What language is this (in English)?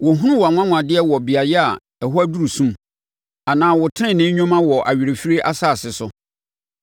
Akan